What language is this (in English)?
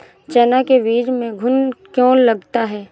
Hindi